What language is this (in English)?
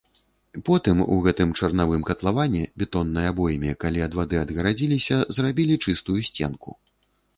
Belarusian